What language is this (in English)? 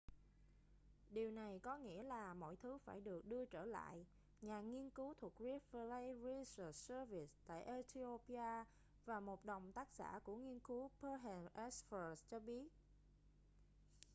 Vietnamese